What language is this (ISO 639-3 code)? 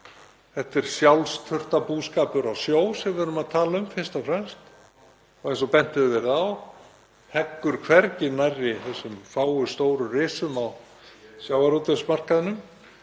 isl